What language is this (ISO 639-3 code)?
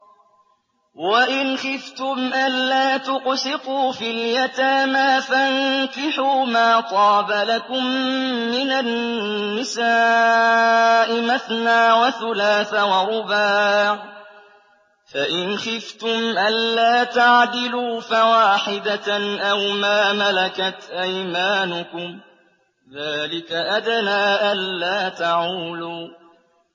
ara